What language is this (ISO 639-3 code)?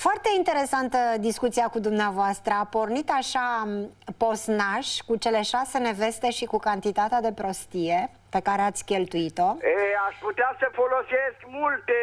ron